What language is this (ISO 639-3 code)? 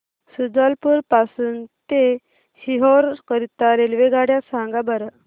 mar